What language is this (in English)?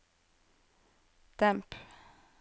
Norwegian